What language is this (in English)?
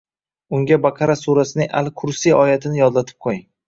Uzbek